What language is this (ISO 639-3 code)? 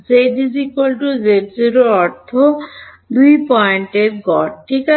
ben